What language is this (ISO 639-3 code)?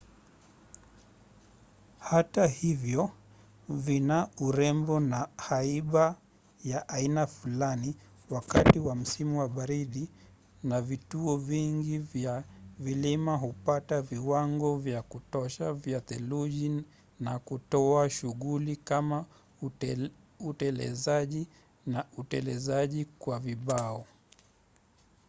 swa